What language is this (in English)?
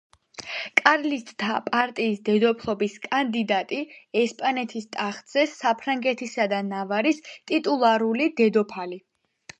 Georgian